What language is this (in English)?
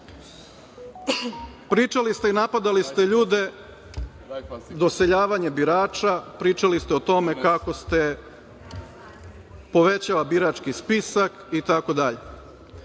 Serbian